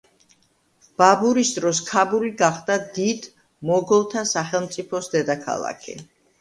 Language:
Georgian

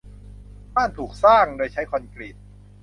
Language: Thai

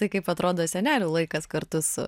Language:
Lithuanian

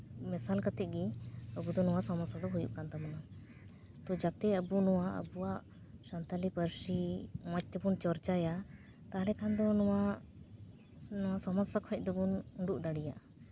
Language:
Santali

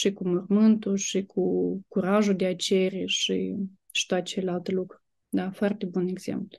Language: Romanian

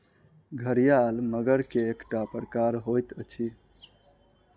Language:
Maithili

